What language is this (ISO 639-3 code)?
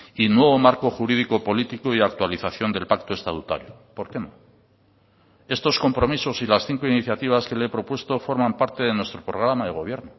spa